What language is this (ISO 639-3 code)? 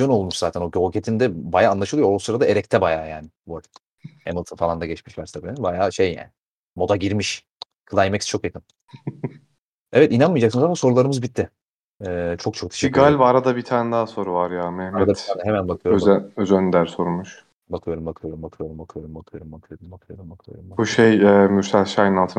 tur